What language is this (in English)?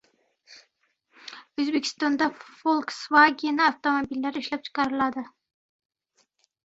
Uzbek